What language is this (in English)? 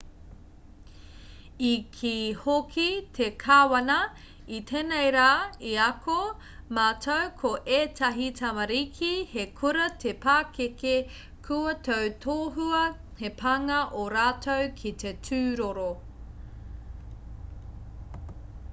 Māori